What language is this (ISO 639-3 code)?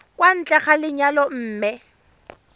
tsn